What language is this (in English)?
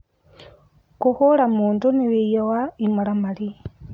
Kikuyu